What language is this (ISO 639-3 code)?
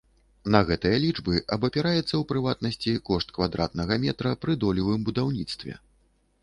bel